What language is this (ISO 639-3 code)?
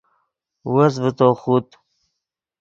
ydg